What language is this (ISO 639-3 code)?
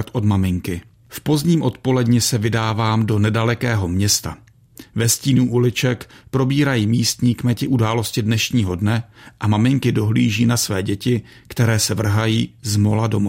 ces